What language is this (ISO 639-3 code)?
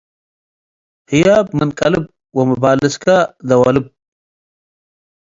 tig